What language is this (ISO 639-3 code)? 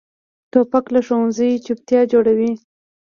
pus